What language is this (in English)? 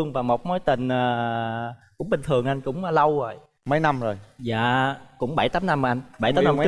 Vietnamese